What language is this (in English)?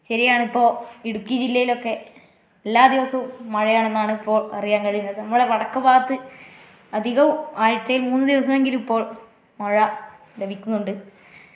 Malayalam